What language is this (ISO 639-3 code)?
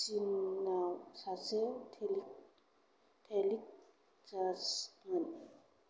brx